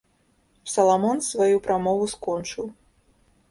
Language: Belarusian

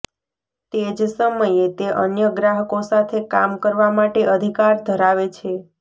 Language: Gujarati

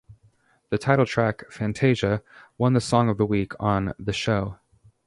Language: English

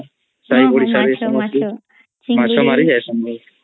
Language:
Odia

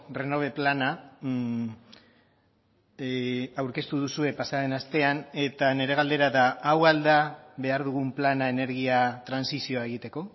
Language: Basque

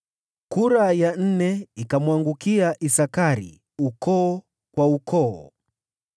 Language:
Swahili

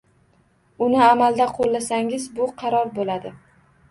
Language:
Uzbek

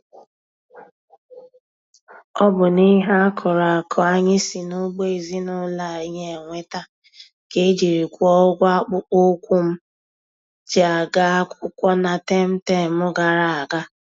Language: Igbo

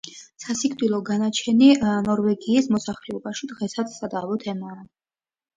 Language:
Georgian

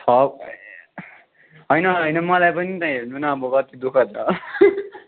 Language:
Nepali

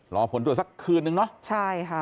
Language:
Thai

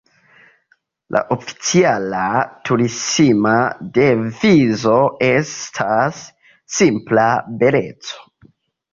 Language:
Esperanto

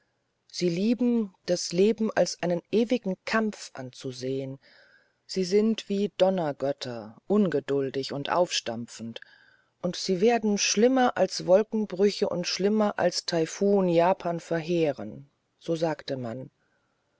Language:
German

